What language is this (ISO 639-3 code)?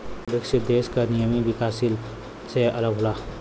bho